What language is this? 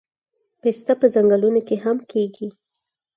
Pashto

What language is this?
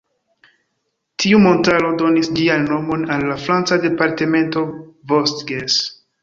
Esperanto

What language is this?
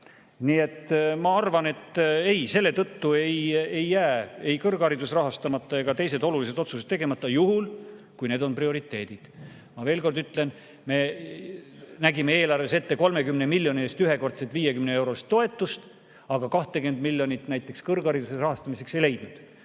Estonian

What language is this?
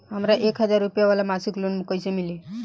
Bhojpuri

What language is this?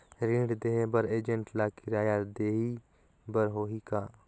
Chhattisgarhi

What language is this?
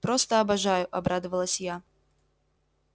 Russian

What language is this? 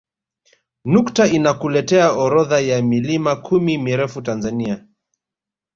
Swahili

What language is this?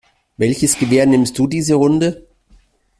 German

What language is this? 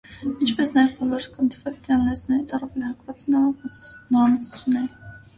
Armenian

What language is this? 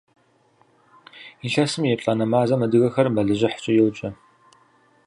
Kabardian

